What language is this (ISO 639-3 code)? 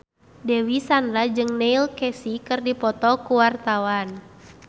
sun